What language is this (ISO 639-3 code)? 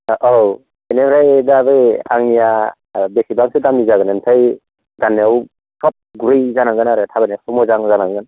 brx